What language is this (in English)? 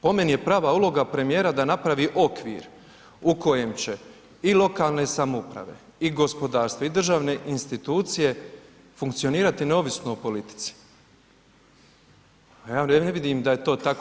Croatian